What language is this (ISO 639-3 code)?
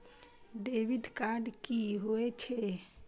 mai